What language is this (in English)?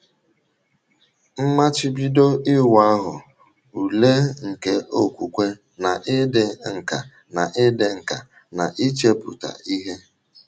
Igbo